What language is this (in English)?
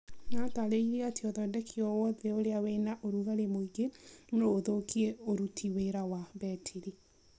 Kikuyu